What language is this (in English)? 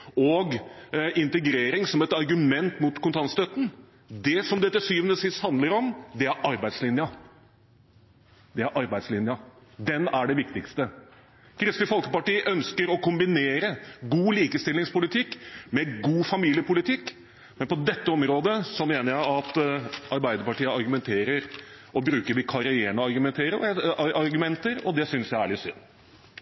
Norwegian